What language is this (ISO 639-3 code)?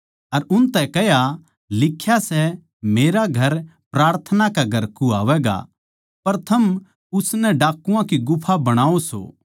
bgc